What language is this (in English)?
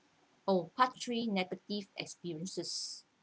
English